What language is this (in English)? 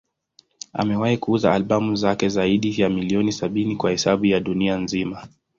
Swahili